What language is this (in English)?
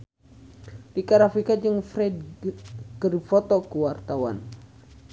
Sundanese